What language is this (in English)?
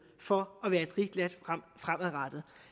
Danish